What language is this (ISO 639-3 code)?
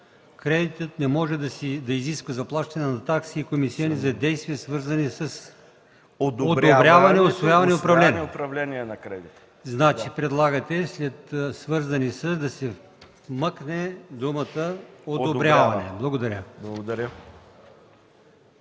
bul